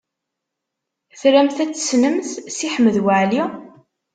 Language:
Kabyle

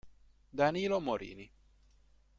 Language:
Italian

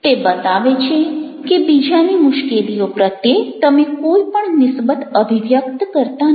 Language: Gujarati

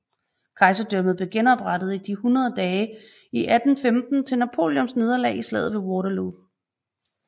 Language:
Danish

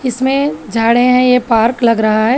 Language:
Hindi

